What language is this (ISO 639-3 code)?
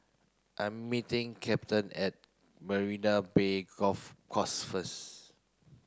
eng